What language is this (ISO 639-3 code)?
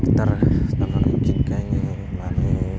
brx